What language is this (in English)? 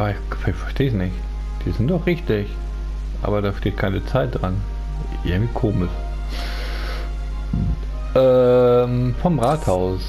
German